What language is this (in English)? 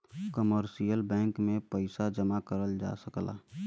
Bhojpuri